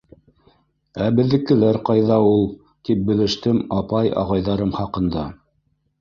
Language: Bashkir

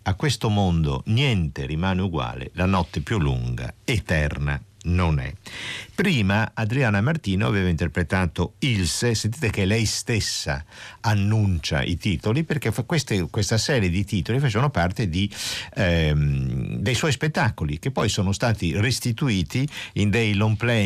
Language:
Italian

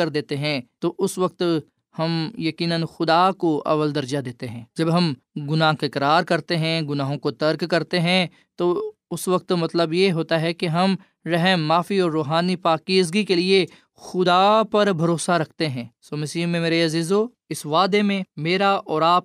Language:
Urdu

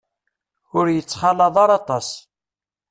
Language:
Kabyle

